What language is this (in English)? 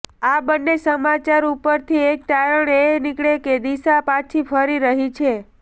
Gujarati